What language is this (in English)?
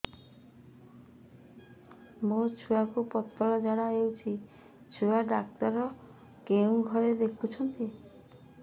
Odia